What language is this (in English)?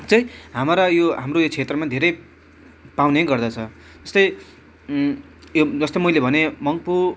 Nepali